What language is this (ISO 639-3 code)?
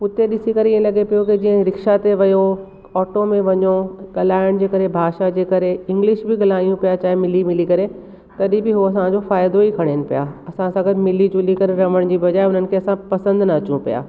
snd